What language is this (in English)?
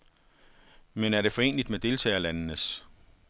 Danish